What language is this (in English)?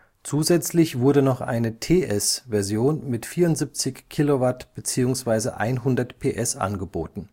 German